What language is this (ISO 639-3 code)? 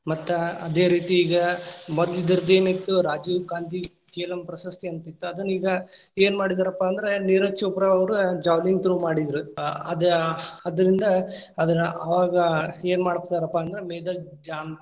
kan